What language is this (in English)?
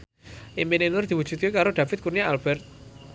Javanese